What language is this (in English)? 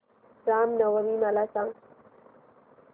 Marathi